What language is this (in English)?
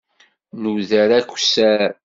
Kabyle